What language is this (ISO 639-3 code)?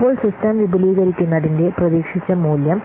mal